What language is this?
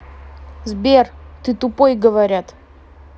Russian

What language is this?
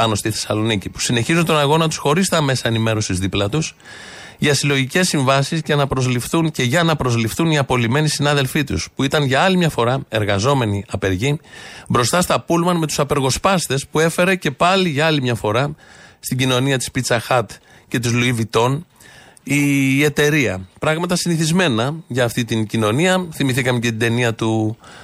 Greek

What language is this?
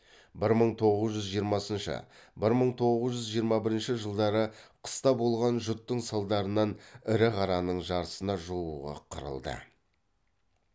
Kazakh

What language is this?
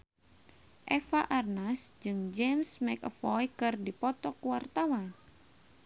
Sundanese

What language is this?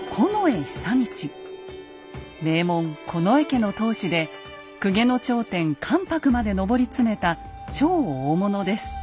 Japanese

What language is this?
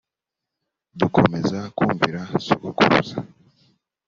Kinyarwanda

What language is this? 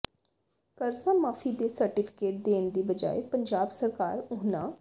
Punjabi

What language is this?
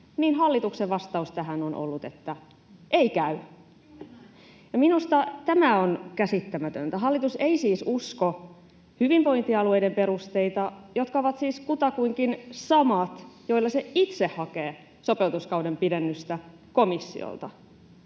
Finnish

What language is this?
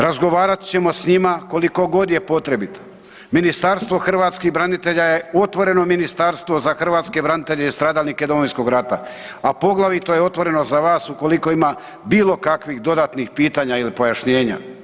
Croatian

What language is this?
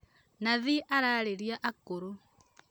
Kikuyu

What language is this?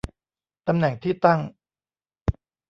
Thai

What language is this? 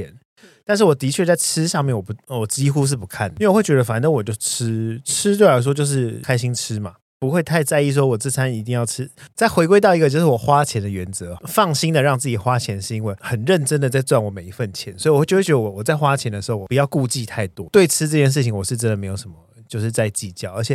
Chinese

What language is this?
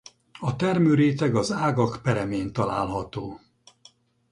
Hungarian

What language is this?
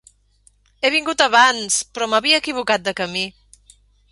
Catalan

